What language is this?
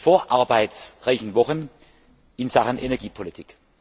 German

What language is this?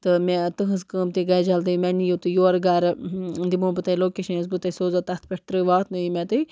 Kashmiri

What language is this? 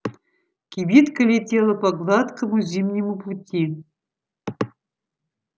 Russian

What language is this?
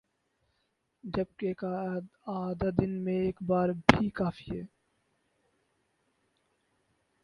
Urdu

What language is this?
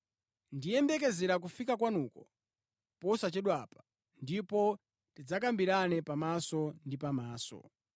Nyanja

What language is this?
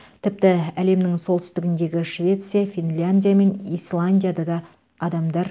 Kazakh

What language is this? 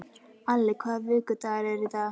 Icelandic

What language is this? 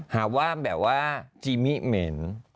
Thai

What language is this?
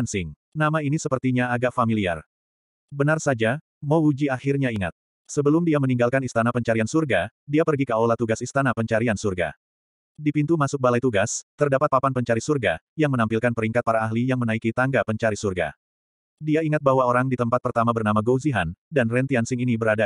Indonesian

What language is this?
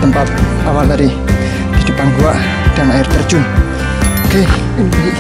Indonesian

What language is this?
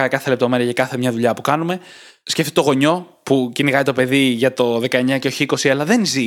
Greek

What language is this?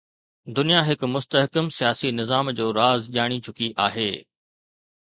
Sindhi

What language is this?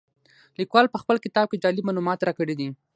Pashto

